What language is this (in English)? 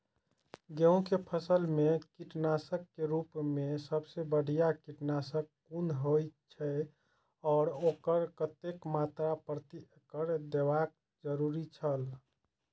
Maithili